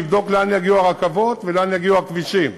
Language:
Hebrew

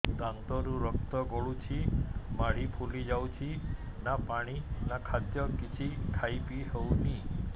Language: Odia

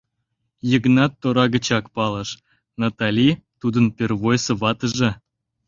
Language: Mari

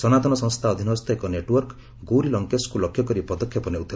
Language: Odia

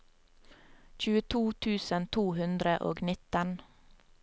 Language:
Norwegian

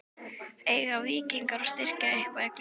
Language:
Icelandic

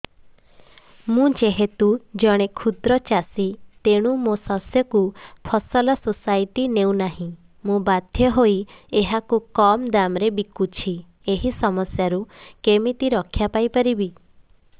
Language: Odia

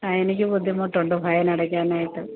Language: Malayalam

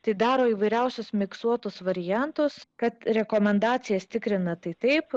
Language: Lithuanian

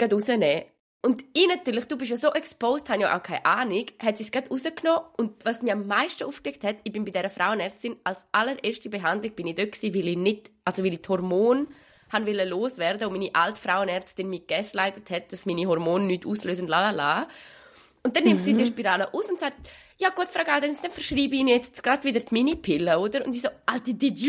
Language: German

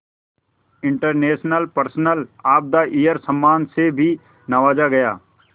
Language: Hindi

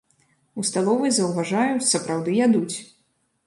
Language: Belarusian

